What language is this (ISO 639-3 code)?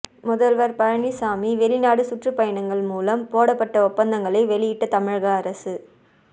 tam